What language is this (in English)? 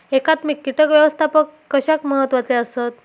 Marathi